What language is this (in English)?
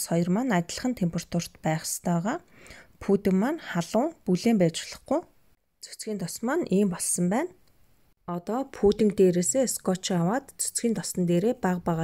Dutch